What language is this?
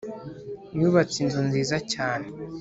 Kinyarwanda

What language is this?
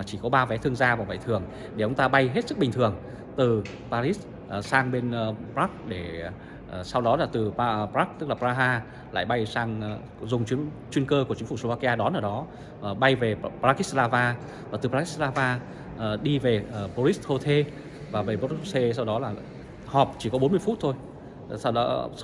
Vietnamese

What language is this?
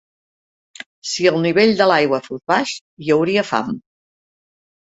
Catalan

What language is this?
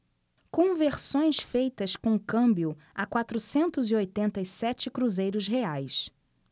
Portuguese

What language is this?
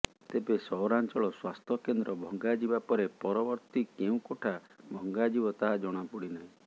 Odia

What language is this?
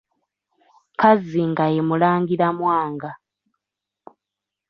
Ganda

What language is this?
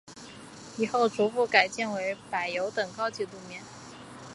Chinese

